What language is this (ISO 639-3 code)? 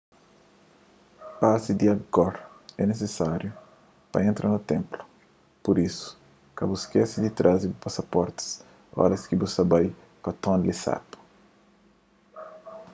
kea